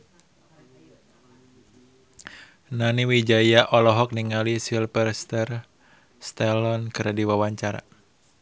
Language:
Sundanese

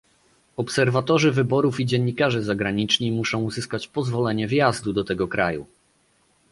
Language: Polish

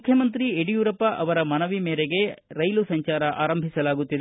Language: Kannada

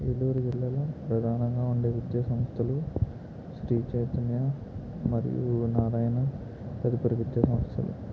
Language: Telugu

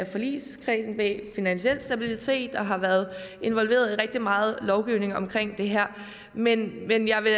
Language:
Danish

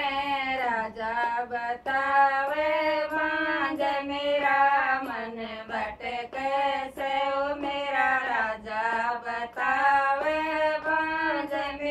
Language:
Indonesian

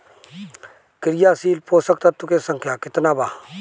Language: Bhojpuri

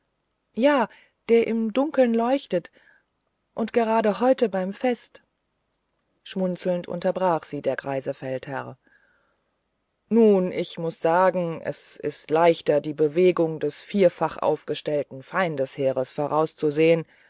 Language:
German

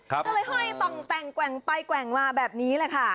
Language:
Thai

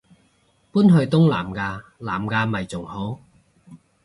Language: Cantonese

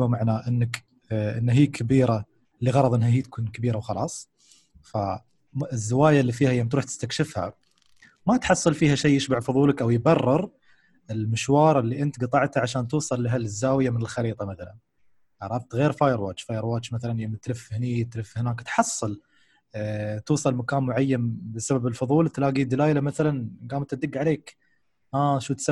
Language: Arabic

